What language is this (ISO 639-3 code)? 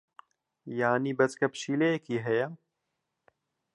ckb